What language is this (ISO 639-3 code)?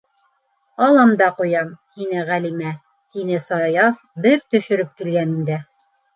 bak